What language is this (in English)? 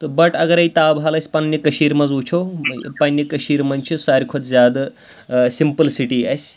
Kashmiri